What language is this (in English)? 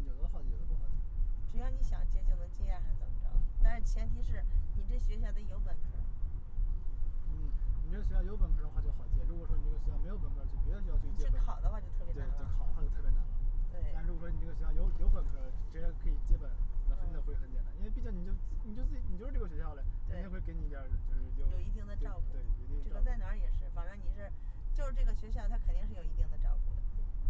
Chinese